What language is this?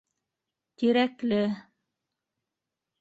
Bashkir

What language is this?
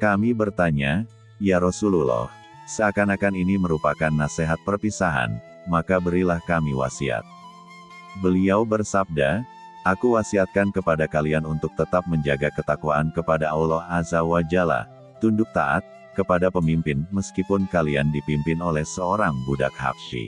Indonesian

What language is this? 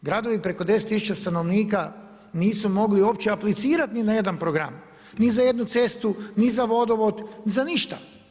Croatian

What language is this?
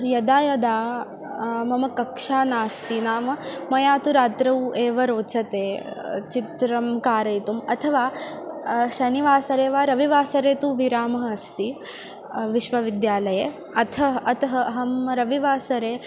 Sanskrit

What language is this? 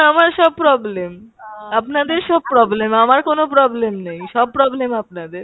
Bangla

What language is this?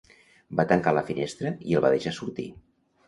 Catalan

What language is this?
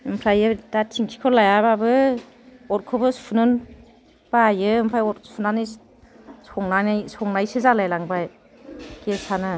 Bodo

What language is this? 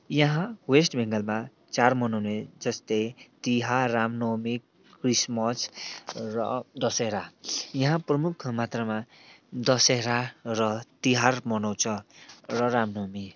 Nepali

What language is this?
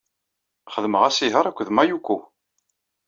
Kabyle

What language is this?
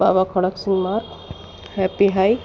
Urdu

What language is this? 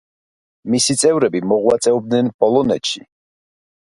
Georgian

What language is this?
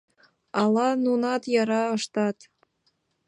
Mari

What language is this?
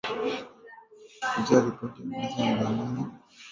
Swahili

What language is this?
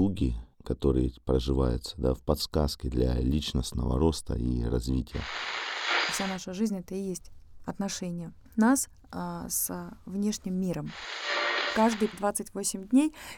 Russian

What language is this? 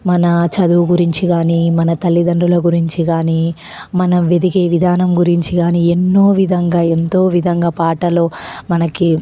Telugu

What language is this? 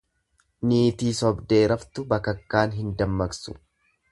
Oromo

